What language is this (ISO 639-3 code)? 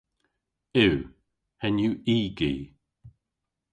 cor